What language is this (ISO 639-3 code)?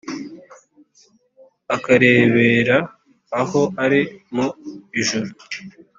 kin